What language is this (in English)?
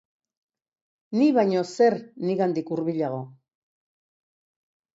Basque